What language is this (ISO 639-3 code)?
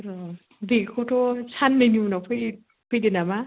brx